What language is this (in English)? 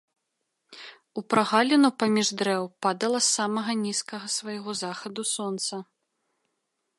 Belarusian